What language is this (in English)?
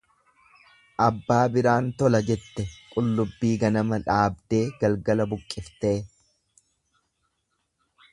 Oromo